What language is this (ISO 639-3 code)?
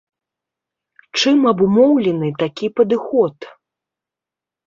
bel